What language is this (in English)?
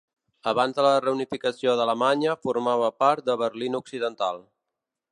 Catalan